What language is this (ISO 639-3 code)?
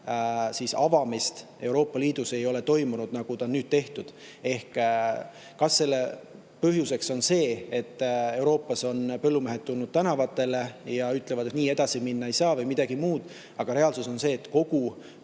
est